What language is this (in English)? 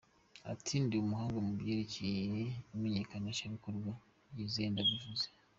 Kinyarwanda